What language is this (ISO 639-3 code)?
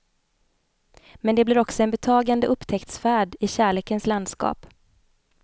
swe